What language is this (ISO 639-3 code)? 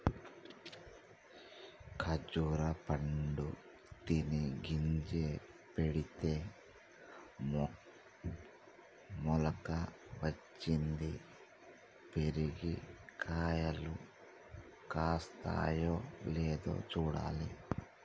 tel